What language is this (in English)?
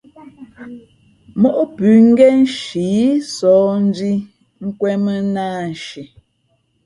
Fe'fe'